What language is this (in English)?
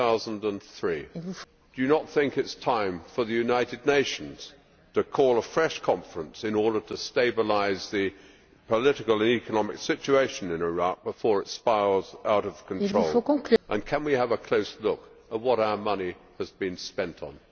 English